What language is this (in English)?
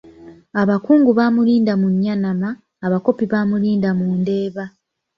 Ganda